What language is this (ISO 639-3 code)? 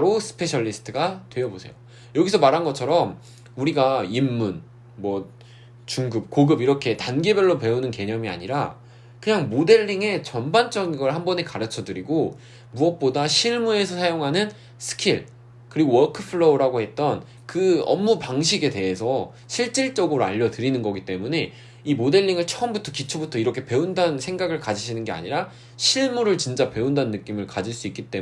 kor